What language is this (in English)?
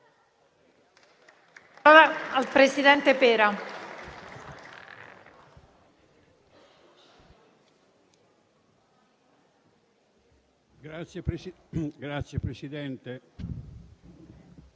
Italian